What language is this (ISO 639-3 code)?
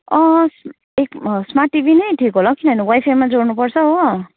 nep